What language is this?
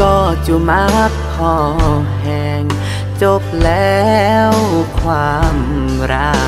Thai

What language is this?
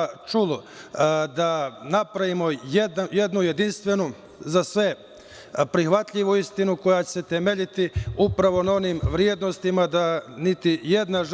Serbian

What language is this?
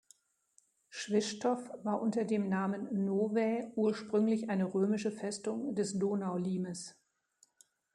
German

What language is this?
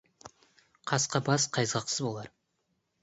Kazakh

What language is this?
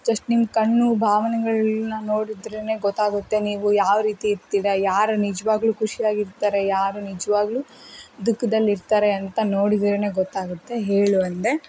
Kannada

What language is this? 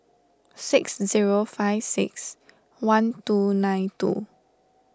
English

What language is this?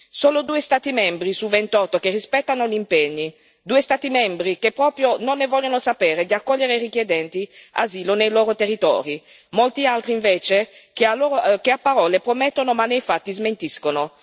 Italian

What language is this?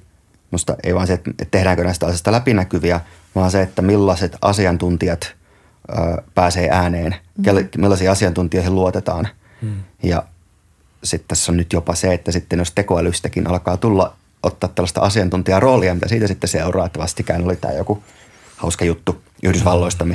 Finnish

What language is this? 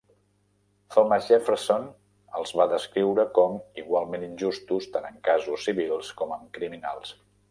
Catalan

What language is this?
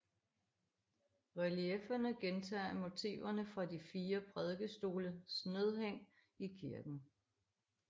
Danish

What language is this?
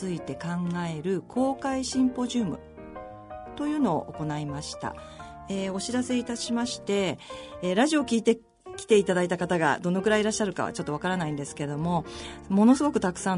Japanese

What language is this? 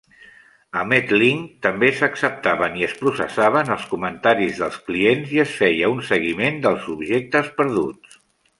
Catalan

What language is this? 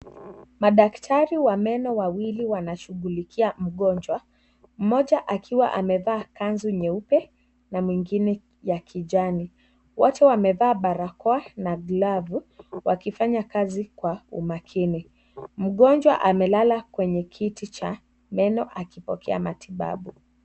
Swahili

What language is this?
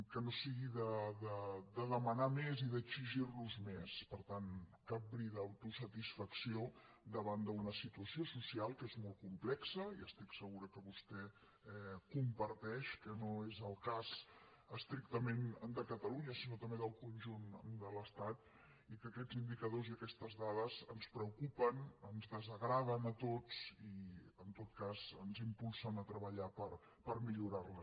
Catalan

